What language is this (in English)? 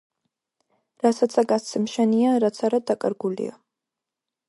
Georgian